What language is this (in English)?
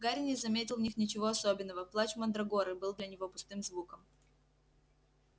Russian